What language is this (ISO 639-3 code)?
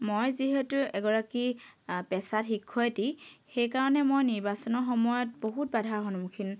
asm